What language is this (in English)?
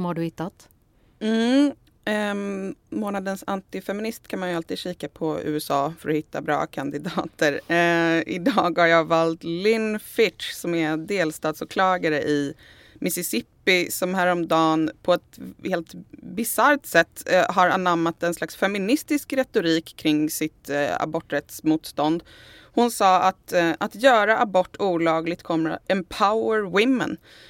Swedish